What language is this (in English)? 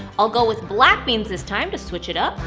English